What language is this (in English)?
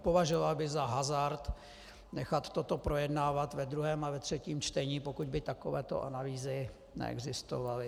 Czech